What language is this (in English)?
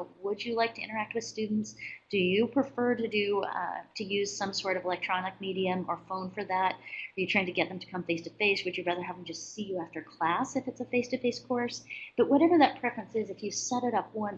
English